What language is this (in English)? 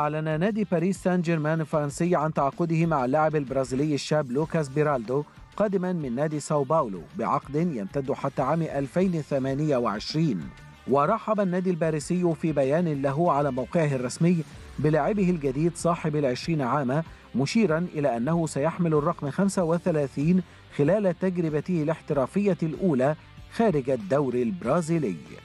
Arabic